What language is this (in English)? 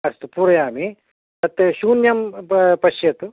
Sanskrit